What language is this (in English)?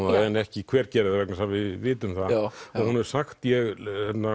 Icelandic